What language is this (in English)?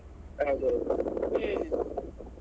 Kannada